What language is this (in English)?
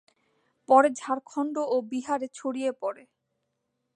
Bangla